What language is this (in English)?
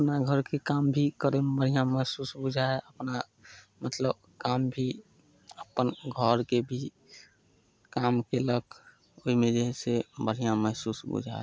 Maithili